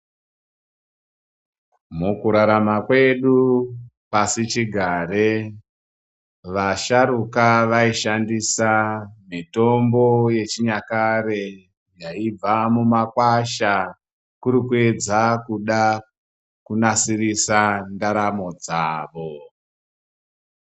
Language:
Ndau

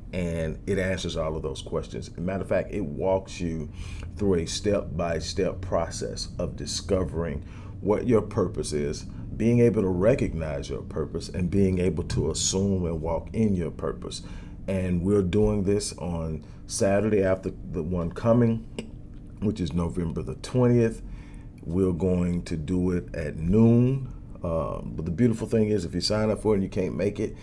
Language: English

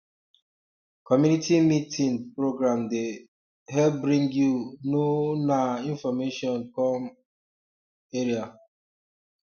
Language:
Nigerian Pidgin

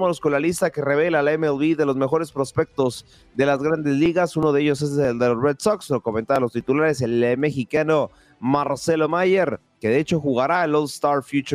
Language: Spanish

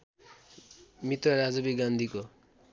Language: Nepali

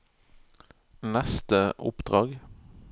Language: Norwegian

